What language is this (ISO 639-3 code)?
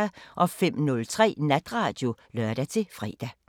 dan